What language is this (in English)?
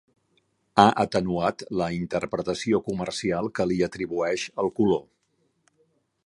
Catalan